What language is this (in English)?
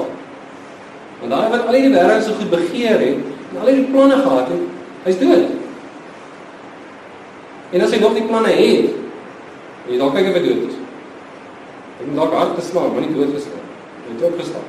English